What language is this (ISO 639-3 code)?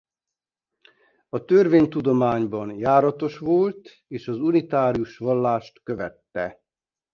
hun